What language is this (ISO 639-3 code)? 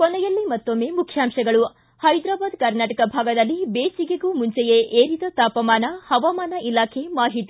kan